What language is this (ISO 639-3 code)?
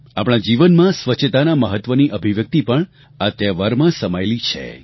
guj